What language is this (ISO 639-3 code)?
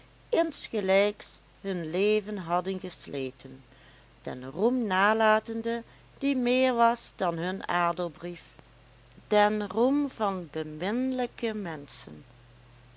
nld